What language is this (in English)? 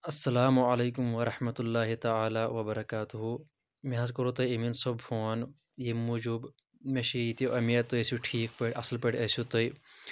Kashmiri